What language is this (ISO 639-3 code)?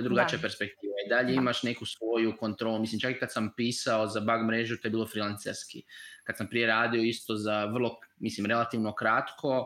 hrv